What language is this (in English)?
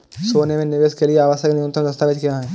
Hindi